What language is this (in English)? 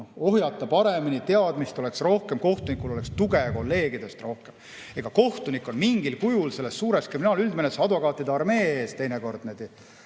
Estonian